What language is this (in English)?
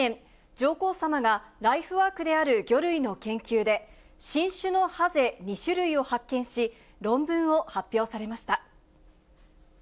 Japanese